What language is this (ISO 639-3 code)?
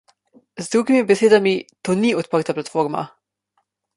slv